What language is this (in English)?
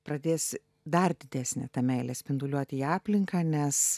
Lithuanian